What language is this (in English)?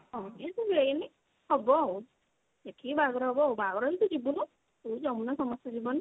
Odia